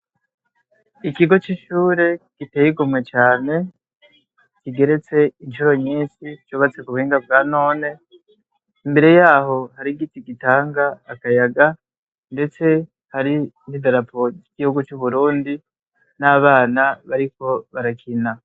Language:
Rundi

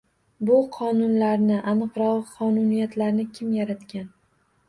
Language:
Uzbek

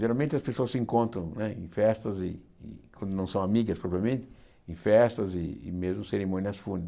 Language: Portuguese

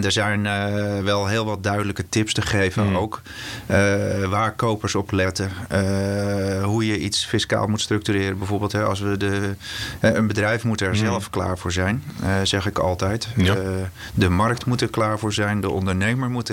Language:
Dutch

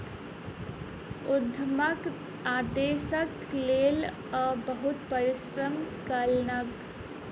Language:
Maithili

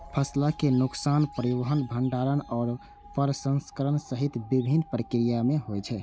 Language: Maithili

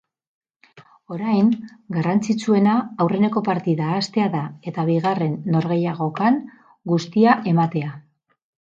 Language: Basque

